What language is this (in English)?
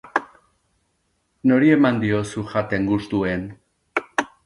Basque